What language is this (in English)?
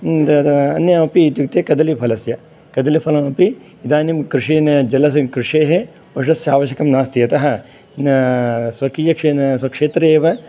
Sanskrit